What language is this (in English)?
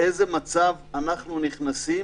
Hebrew